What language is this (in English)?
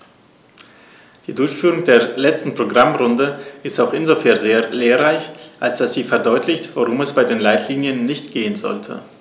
German